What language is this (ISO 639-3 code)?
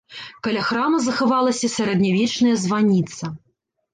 bel